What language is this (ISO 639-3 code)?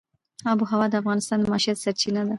pus